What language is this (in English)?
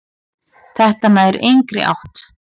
Icelandic